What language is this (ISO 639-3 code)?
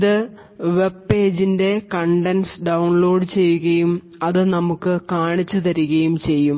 mal